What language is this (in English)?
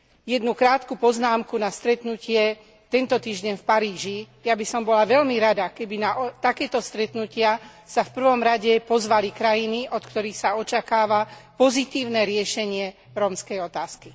Slovak